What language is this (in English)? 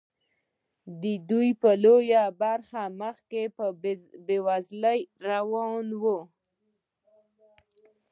Pashto